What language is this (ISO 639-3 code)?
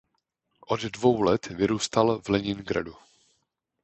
ces